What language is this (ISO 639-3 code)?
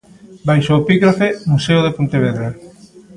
glg